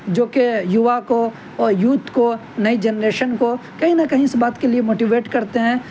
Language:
Urdu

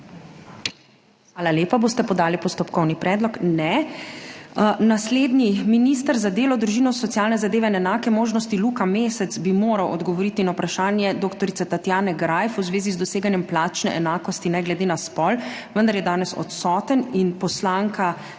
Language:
Slovenian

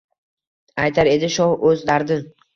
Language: Uzbek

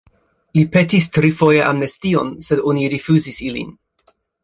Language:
Esperanto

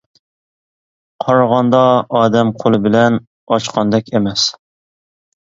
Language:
Uyghur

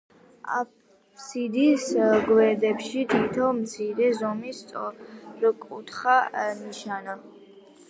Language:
Georgian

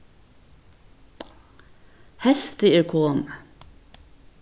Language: Faroese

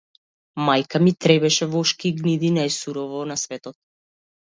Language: Macedonian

